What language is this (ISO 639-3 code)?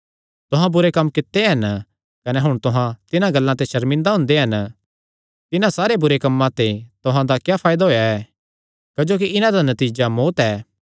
xnr